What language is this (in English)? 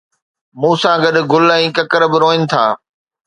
Sindhi